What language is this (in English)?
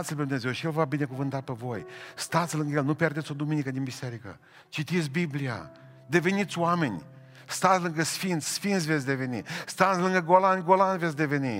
Romanian